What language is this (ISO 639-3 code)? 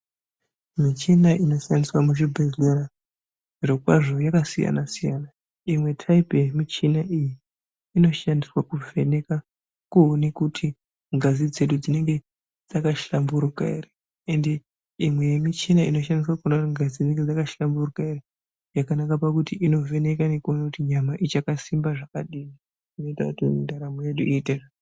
ndc